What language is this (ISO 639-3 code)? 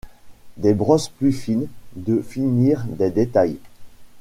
fra